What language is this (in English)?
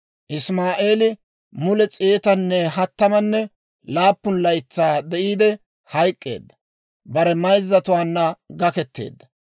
Dawro